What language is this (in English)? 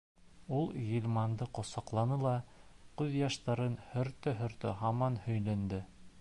Bashkir